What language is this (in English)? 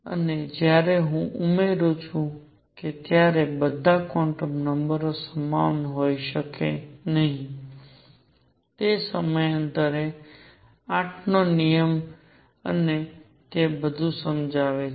Gujarati